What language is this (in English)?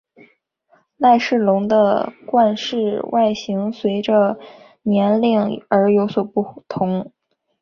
Chinese